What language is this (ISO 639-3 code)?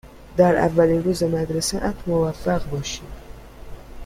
fas